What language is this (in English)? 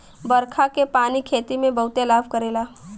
Bhojpuri